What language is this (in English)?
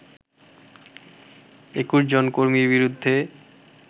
Bangla